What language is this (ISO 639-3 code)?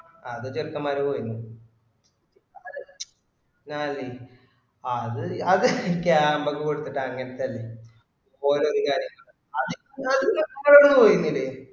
mal